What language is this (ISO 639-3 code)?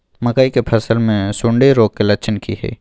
mai